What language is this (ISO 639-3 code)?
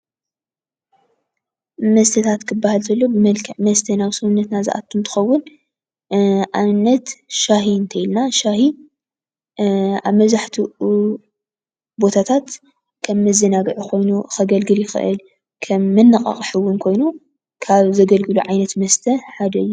tir